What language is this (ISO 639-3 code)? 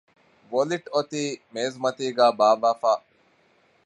div